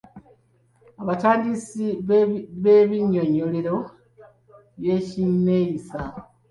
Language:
Ganda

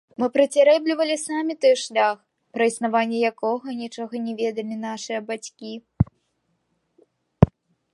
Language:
Belarusian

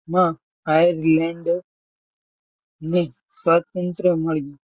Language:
Gujarati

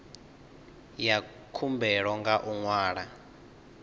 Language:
Venda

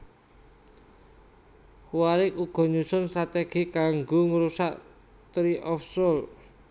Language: Javanese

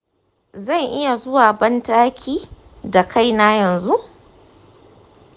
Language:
Hausa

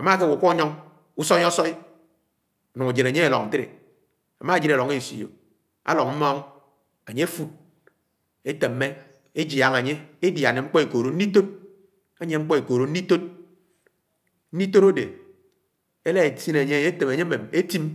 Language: Anaang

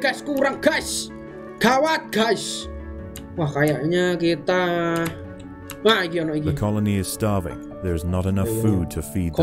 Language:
Indonesian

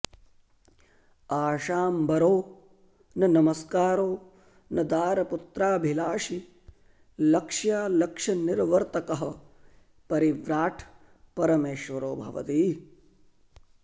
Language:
Sanskrit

